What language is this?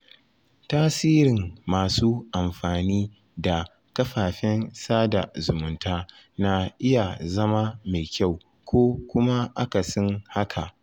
Hausa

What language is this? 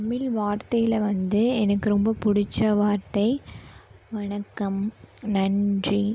Tamil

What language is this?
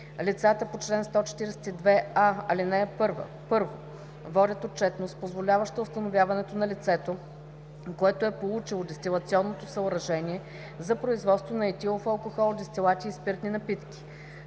Bulgarian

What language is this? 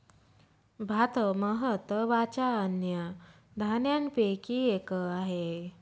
Marathi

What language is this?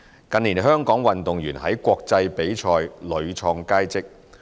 Cantonese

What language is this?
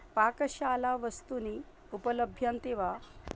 Sanskrit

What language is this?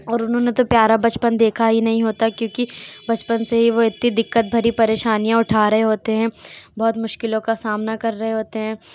Urdu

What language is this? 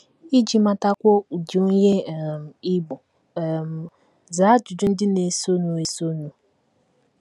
Igbo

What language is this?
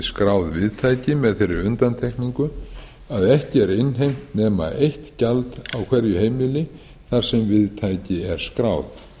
Icelandic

